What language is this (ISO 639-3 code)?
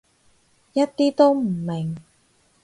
yue